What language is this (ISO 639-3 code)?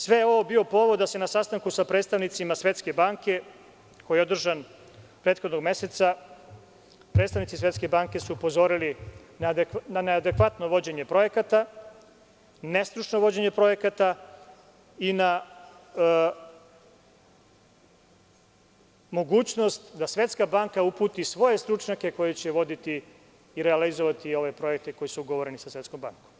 srp